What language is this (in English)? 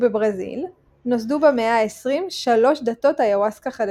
Hebrew